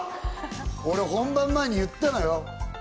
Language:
Japanese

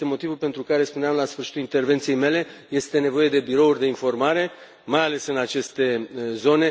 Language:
Romanian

